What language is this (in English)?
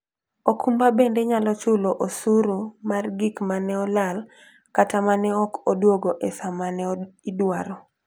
Luo (Kenya and Tanzania)